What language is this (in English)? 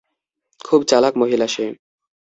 Bangla